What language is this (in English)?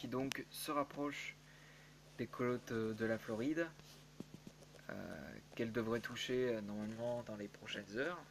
French